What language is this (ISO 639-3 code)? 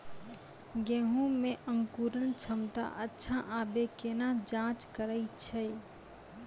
mai